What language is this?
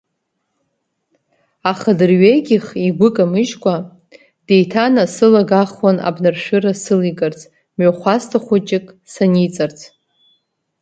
Abkhazian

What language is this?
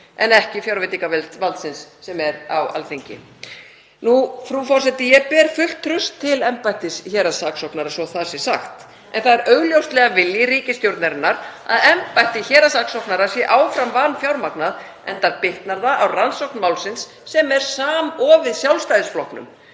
Icelandic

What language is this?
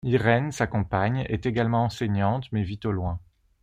French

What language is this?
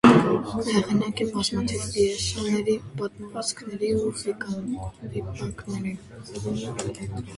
Armenian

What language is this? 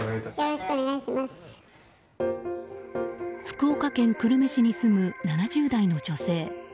Japanese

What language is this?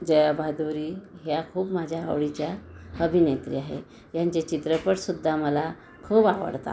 Marathi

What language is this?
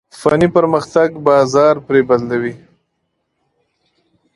Pashto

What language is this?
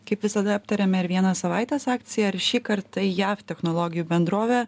Lithuanian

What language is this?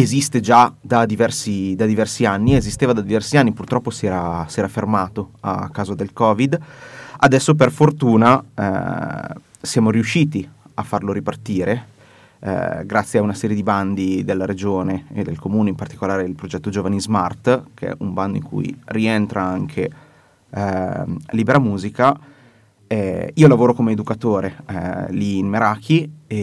Italian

